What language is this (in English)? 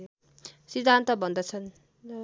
Nepali